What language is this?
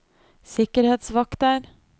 Norwegian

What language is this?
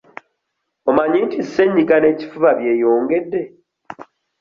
Ganda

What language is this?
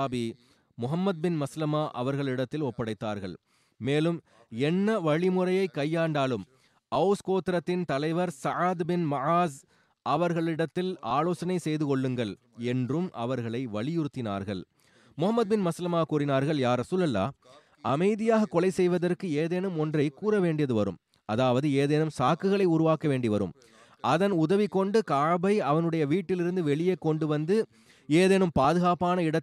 Tamil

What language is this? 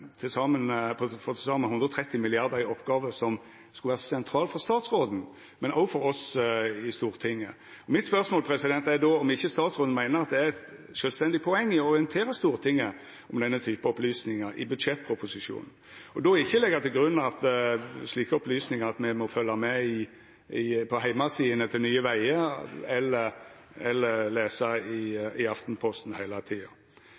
Norwegian Nynorsk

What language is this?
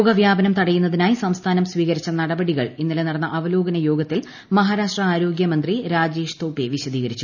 Malayalam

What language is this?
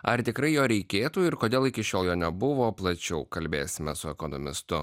Lithuanian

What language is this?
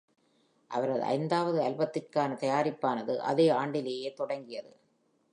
Tamil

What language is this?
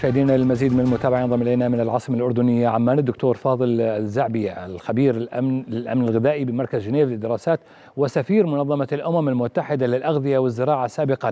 Arabic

